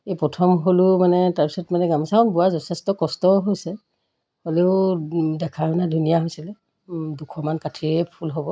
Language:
Assamese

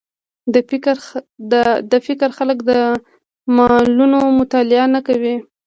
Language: Pashto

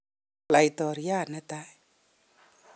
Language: Kalenjin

